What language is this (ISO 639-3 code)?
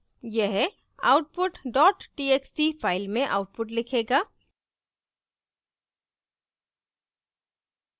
hin